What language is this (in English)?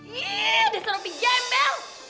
Indonesian